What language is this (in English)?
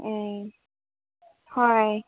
Manipuri